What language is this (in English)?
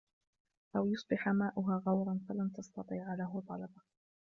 Arabic